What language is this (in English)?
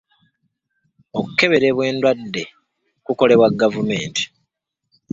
Ganda